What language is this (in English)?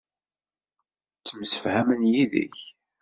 Kabyle